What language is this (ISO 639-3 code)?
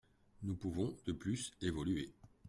fra